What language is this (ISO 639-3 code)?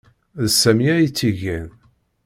kab